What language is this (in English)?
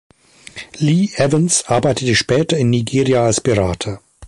German